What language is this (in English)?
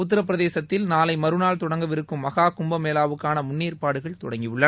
Tamil